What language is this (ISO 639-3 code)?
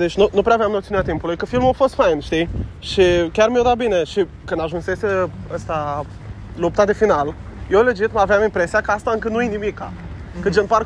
ron